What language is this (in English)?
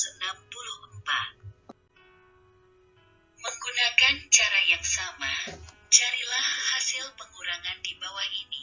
Indonesian